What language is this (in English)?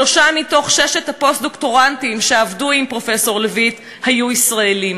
Hebrew